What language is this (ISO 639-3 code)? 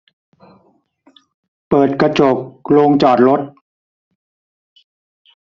tha